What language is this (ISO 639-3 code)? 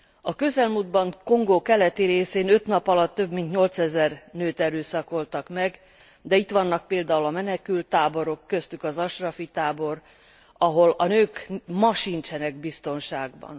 hun